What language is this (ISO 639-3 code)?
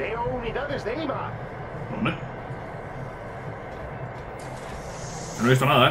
spa